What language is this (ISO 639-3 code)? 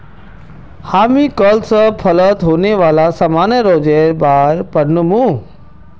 mag